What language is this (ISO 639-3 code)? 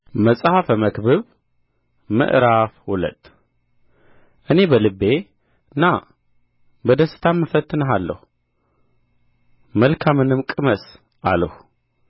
amh